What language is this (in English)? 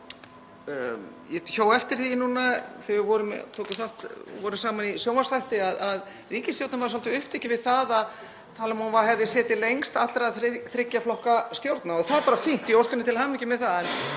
Icelandic